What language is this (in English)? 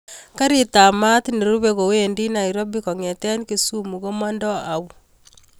Kalenjin